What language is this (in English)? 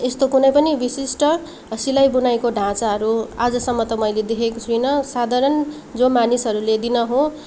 Nepali